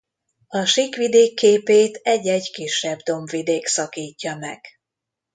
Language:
Hungarian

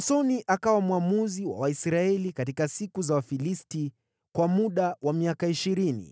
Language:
Swahili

